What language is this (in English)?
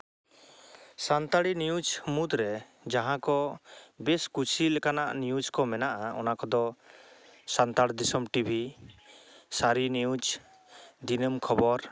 Santali